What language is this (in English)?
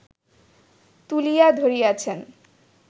Bangla